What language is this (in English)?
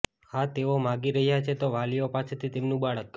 Gujarati